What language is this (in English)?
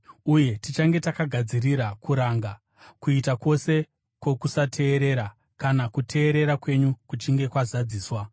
Shona